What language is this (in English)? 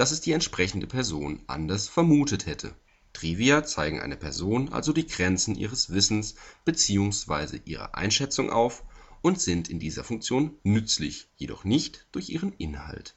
German